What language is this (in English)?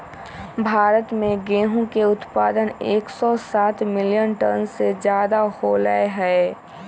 Magahi